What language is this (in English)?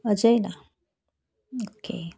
Marathi